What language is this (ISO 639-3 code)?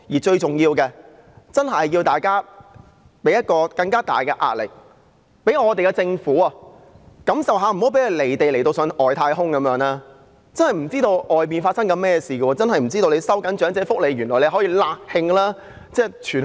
yue